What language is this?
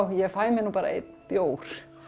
Icelandic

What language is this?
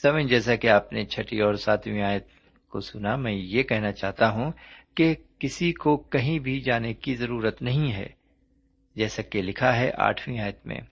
Urdu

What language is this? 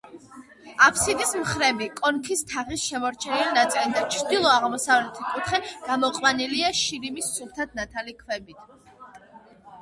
Georgian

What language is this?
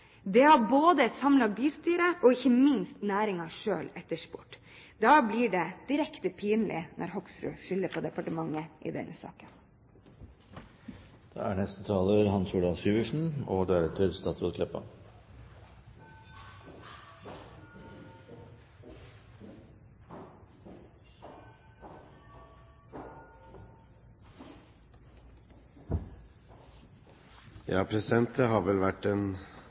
Norwegian Bokmål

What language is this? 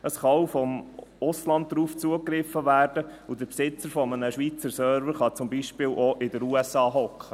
Swiss German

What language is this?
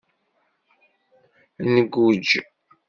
Kabyle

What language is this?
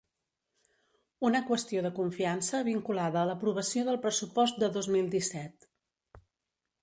Catalan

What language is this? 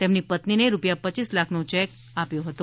Gujarati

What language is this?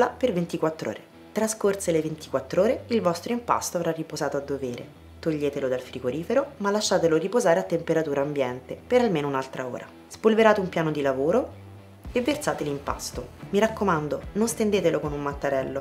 Italian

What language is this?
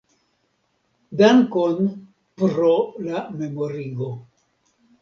Esperanto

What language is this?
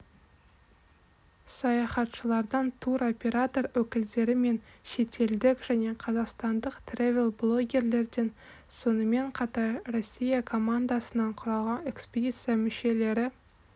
Kazakh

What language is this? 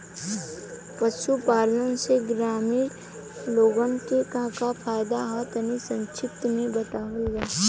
Bhojpuri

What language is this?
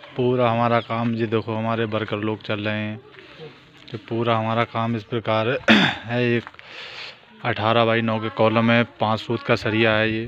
Hindi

